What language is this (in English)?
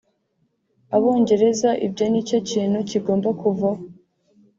Kinyarwanda